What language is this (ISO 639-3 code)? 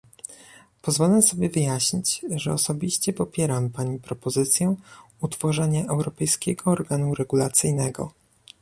pol